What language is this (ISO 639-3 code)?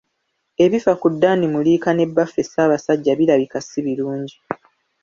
lug